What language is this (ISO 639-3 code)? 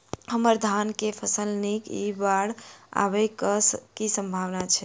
mai